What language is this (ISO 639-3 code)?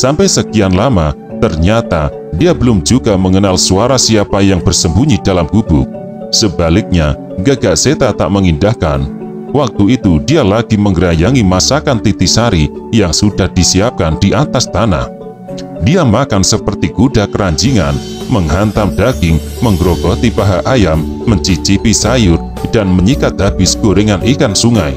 ind